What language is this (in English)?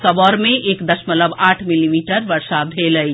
Maithili